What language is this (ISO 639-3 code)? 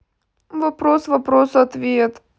rus